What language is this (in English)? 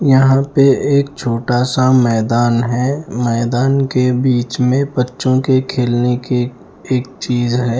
Hindi